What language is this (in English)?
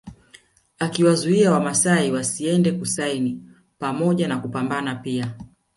Swahili